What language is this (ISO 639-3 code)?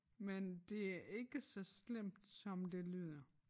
dan